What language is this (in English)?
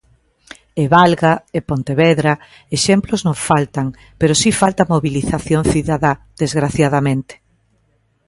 Galician